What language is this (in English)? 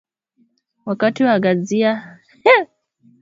Swahili